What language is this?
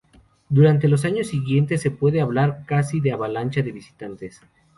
Spanish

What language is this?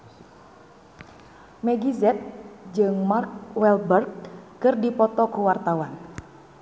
Sundanese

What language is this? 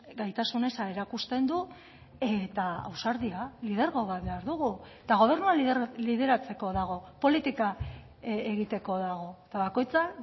Basque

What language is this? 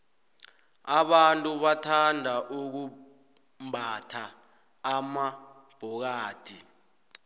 South Ndebele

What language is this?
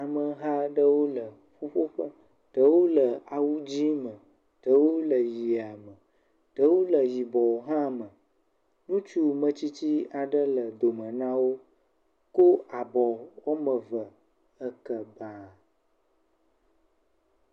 Ewe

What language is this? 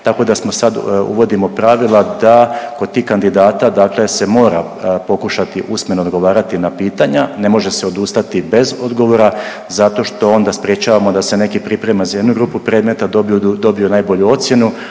Croatian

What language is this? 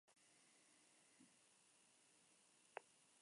Spanish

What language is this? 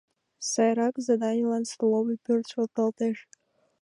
Mari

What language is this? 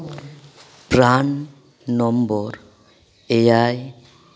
Santali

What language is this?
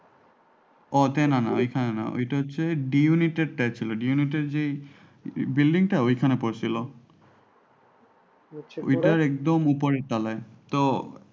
Bangla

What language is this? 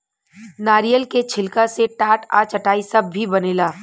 Bhojpuri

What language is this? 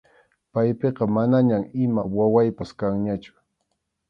Arequipa-La Unión Quechua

